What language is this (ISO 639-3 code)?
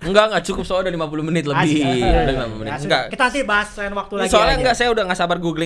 ind